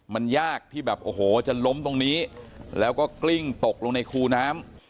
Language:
Thai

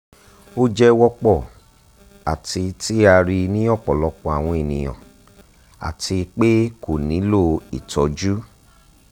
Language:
Yoruba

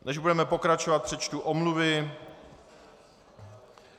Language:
Czech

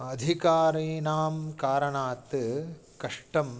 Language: Sanskrit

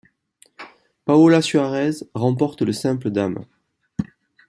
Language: French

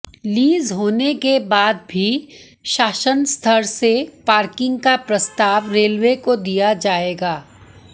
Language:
Hindi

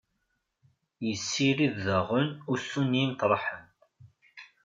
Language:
Kabyle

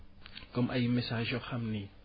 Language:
Wolof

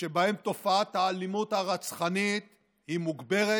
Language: Hebrew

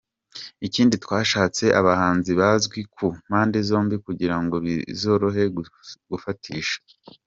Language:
Kinyarwanda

